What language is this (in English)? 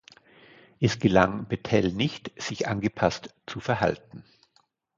German